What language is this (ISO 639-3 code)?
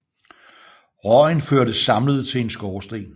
dan